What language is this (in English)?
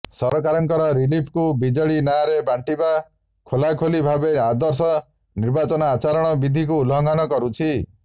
Odia